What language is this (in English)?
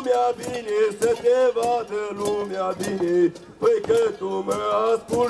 Romanian